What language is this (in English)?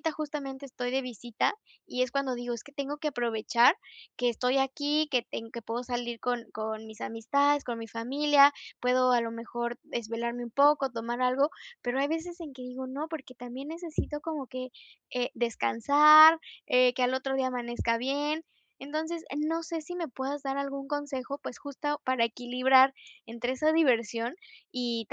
Spanish